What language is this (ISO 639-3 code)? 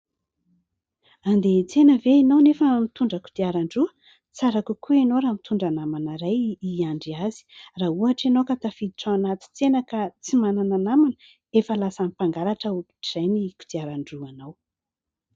mlg